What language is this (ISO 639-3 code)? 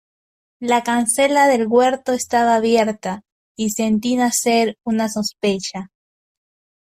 spa